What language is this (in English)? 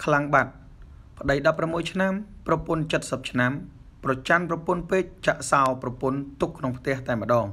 Thai